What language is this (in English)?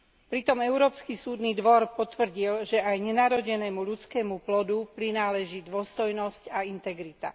Slovak